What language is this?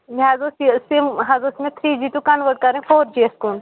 Kashmiri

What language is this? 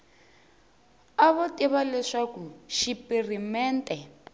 Tsonga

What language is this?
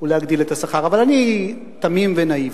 Hebrew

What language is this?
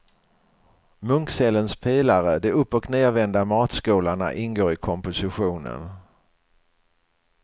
Swedish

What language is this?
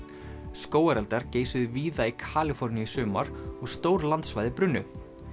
Icelandic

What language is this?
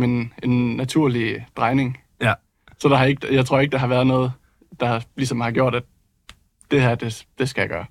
Danish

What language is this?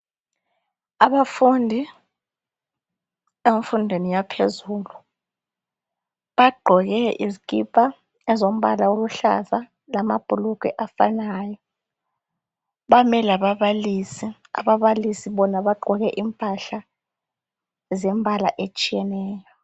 North Ndebele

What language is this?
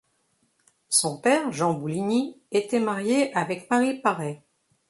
French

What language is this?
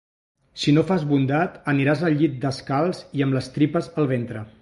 Catalan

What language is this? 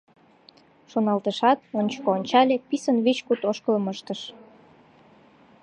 Mari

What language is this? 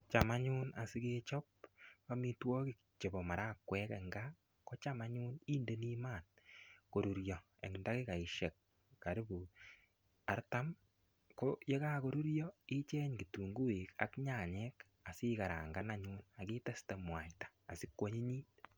Kalenjin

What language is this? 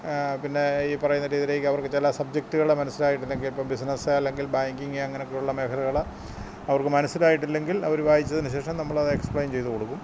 Malayalam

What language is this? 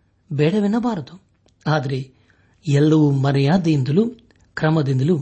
Kannada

